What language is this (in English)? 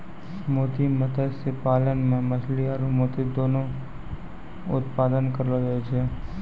Maithili